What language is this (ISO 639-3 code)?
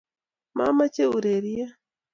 kln